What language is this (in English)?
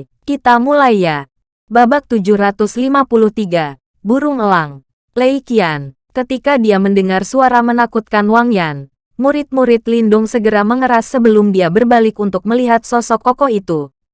Indonesian